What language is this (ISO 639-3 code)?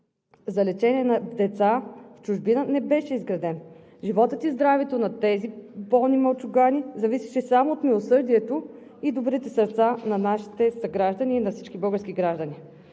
bul